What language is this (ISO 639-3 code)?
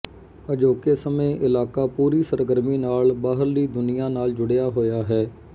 pan